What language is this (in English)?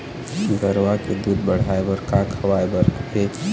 Chhattisgarhi